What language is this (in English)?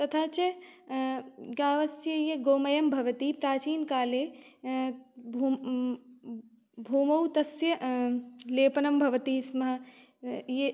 Sanskrit